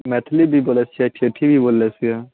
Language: Maithili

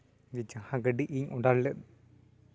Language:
Santali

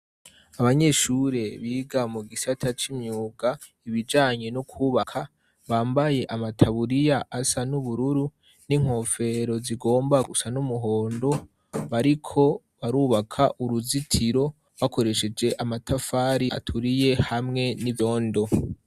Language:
Rundi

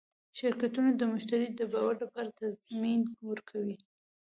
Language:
Pashto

